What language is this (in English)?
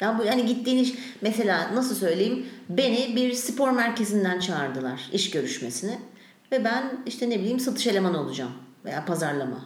Turkish